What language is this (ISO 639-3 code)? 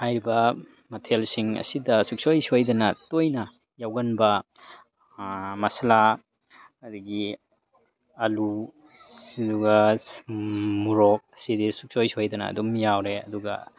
mni